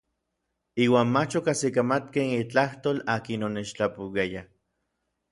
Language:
Orizaba Nahuatl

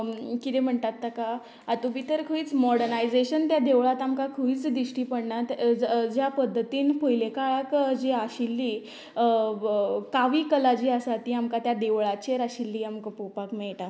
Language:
Konkani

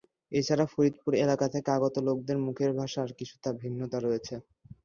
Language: Bangla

